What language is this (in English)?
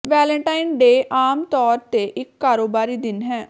Punjabi